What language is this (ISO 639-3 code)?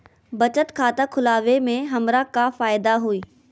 mag